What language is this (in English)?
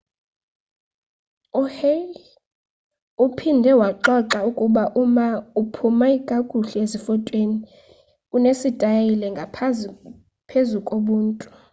Xhosa